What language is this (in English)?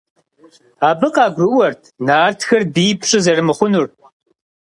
Kabardian